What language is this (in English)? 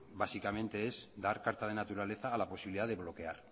Spanish